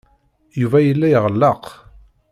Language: Kabyle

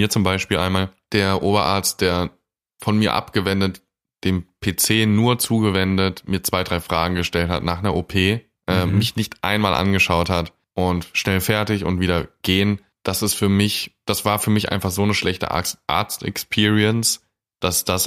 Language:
German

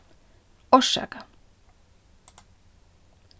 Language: Faroese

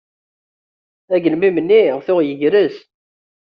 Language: Kabyle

